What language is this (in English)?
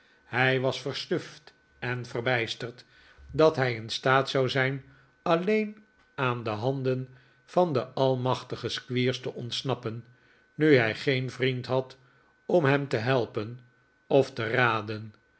Dutch